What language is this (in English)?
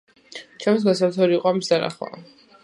Georgian